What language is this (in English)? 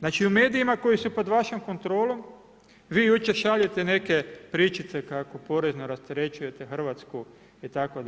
Croatian